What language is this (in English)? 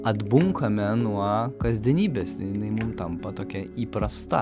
Lithuanian